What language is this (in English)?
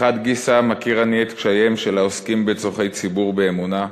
Hebrew